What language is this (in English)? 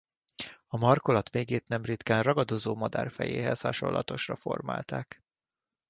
Hungarian